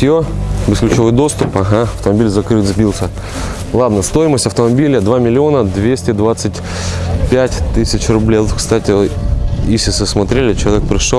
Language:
Russian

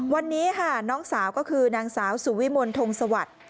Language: Thai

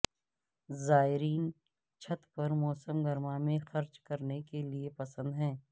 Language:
Urdu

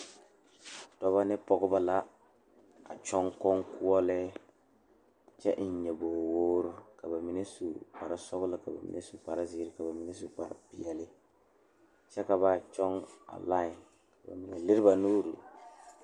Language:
Southern Dagaare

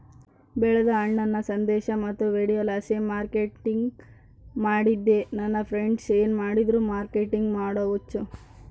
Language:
Kannada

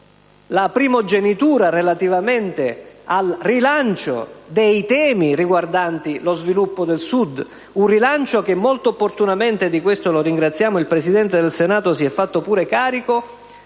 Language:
Italian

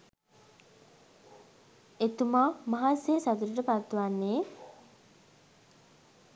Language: Sinhala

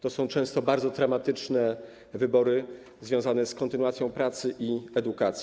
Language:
Polish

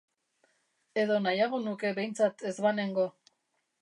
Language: Basque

